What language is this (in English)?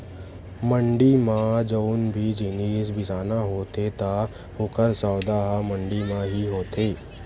Chhattisgarhi